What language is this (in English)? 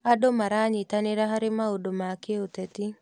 Kikuyu